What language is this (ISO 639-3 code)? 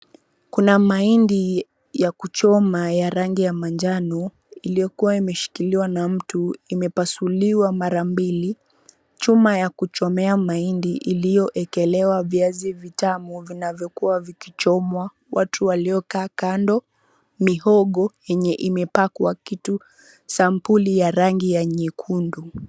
swa